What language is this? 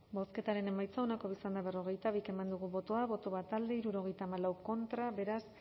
Basque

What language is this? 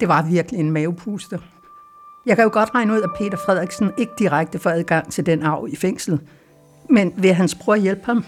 Danish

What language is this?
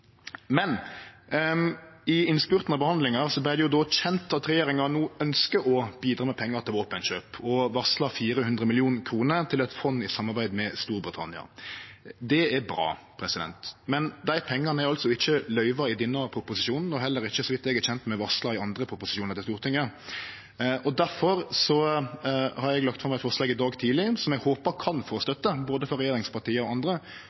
Norwegian Nynorsk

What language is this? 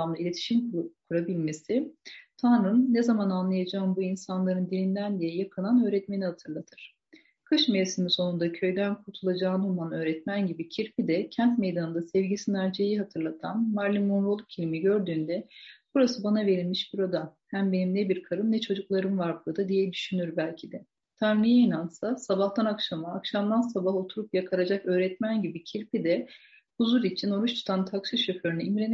Turkish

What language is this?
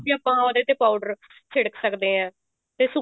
Punjabi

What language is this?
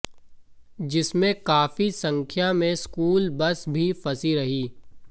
Hindi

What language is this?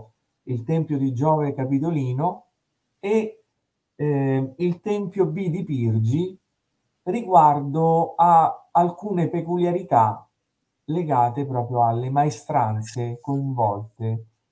Italian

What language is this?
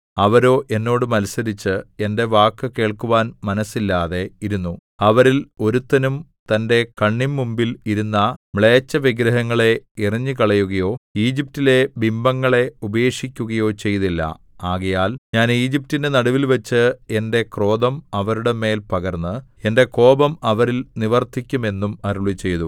Malayalam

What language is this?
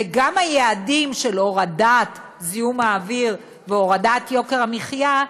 Hebrew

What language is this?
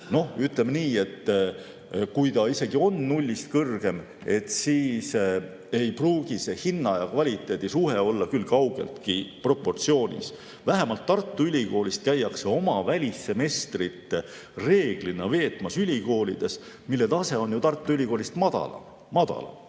Estonian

